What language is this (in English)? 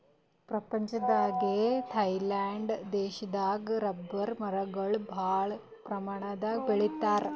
Kannada